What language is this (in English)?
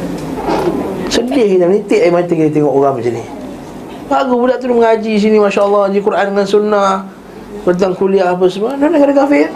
Malay